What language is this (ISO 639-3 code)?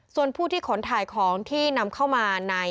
tha